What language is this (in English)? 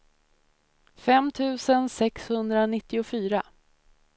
Swedish